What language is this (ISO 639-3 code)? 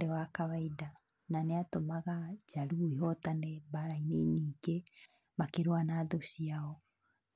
kik